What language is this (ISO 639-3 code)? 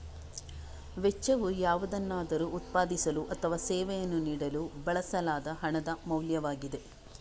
kan